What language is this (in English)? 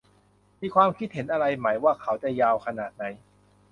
Thai